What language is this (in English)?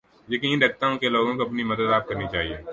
Urdu